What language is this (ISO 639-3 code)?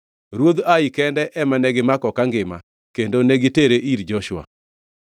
luo